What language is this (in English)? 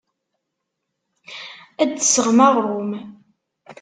Kabyle